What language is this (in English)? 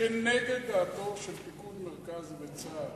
Hebrew